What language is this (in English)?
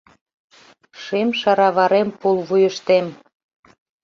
Mari